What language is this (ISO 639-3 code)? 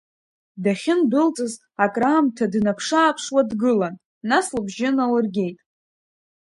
abk